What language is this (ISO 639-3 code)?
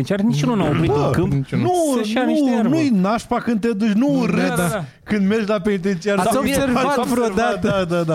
ron